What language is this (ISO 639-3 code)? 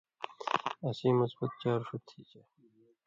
mvy